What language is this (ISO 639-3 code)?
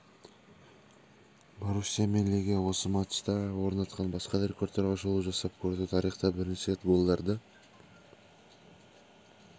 kaz